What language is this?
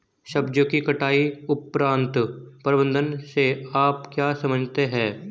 Hindi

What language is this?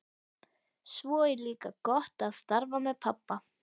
Icelandic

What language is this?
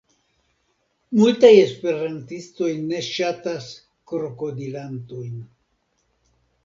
Esperanto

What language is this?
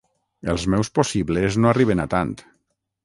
Catalan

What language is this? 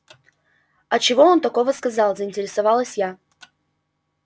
Russian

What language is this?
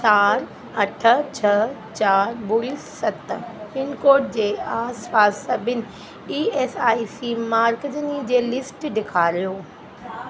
Sindhi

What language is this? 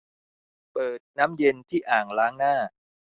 Thai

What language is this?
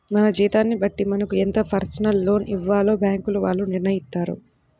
Telugu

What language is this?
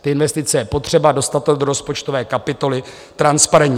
Czech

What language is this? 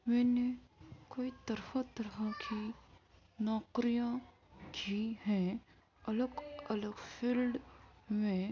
Urdu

